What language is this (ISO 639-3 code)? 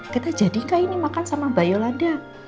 ind